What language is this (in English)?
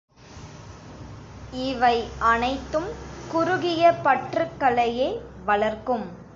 Tamil